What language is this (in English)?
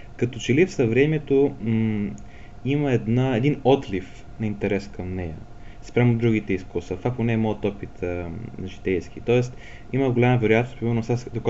Bulgarian